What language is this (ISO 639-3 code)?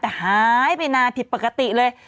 tha